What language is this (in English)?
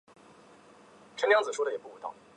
Chinese